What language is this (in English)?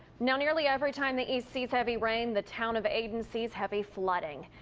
English